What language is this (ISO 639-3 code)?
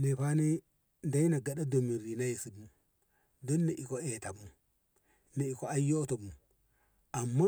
nbh